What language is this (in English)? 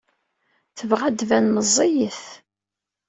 Kabyle